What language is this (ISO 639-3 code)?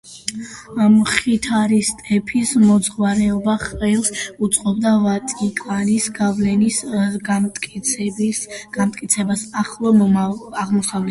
kat